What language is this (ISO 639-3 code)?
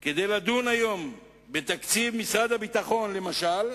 heb